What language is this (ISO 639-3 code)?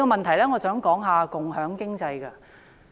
yue